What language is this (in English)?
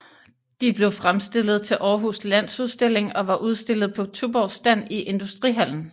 Danish